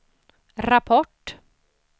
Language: Swedish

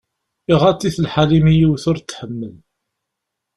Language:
Kabyle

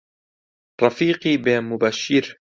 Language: Central Kurdish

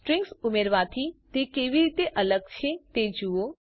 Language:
Gujarati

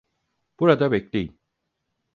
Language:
Turkish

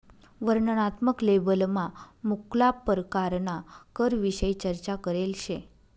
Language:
Marathi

